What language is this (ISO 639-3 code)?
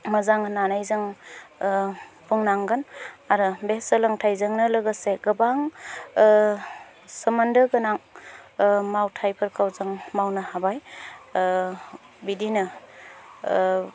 brx